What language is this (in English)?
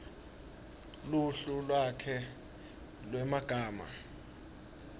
Swati